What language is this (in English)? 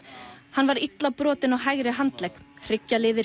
Icelandic